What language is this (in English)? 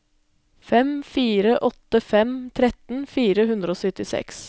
Norwegian